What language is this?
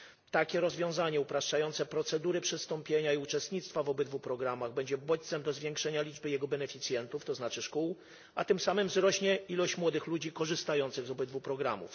Polish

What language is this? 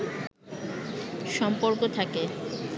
Bangla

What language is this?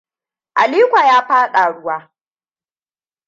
Hausa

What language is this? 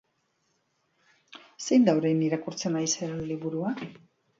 Basque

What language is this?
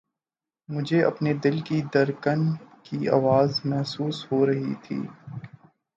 Urdu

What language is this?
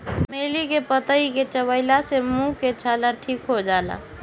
Bhojpuri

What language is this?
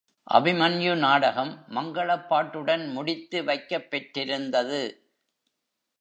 Tamil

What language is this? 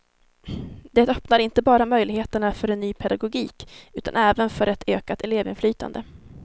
Swedish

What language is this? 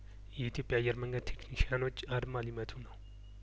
Amharic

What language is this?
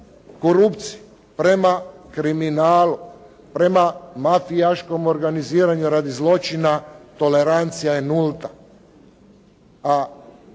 Croatian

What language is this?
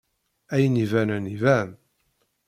Kabyle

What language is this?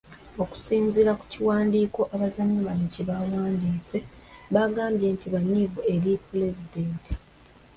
Ganda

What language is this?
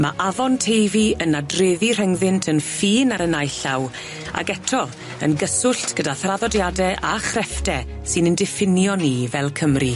Welsh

